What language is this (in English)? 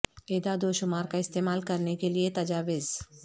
Urdu